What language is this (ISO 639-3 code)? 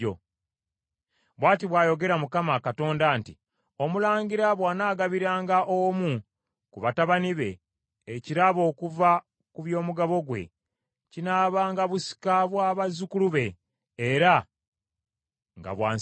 lug